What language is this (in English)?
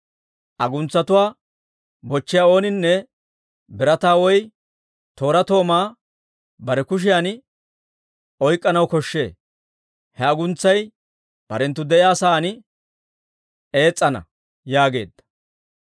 Dawro